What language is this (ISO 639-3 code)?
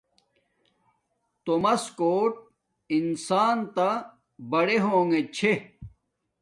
dmk